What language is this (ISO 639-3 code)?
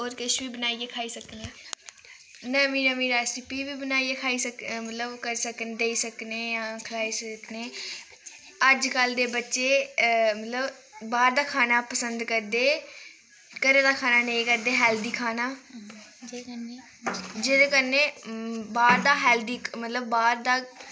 doi